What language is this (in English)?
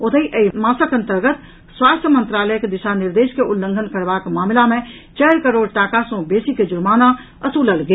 Maithili